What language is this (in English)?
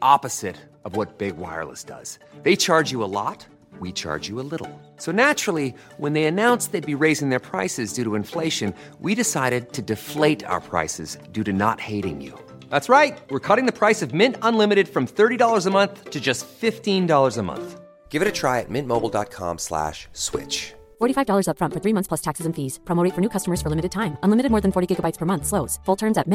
Finnish